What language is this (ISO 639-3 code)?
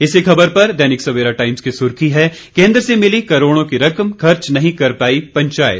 hin